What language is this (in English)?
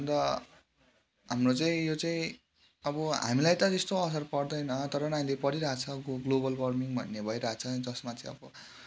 Nepali